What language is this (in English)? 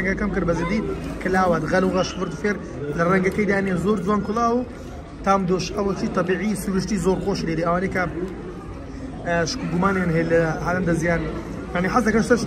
Arabic